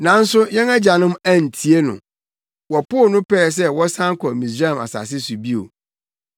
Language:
Akan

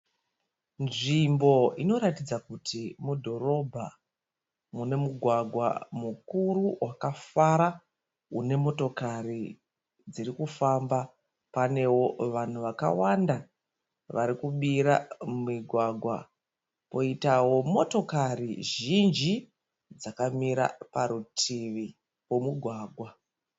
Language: Shona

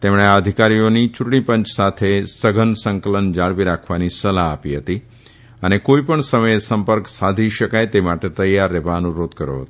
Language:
Gujarati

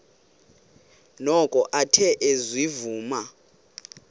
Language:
Xhosa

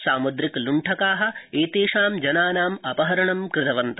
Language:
Sanskrit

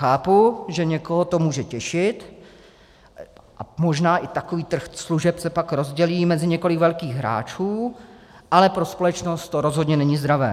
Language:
Czech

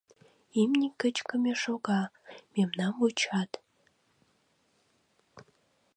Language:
Mari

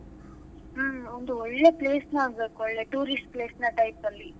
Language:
Kannada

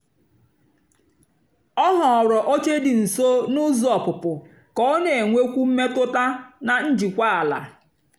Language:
Igbo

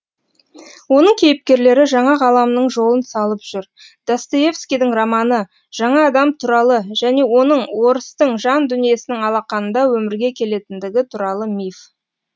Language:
Kazakh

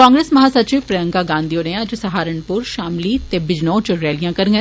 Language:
Dogri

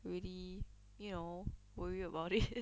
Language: English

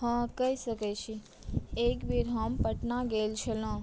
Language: Maithili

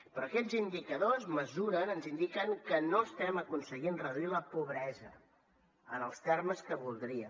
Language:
Catalan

